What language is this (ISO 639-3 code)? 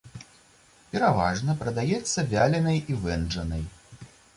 bel